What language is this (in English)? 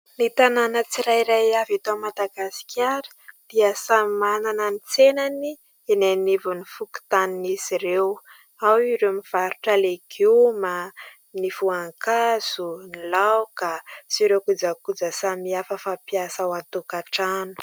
Malagasy